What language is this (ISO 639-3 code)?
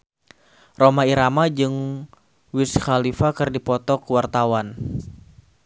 sun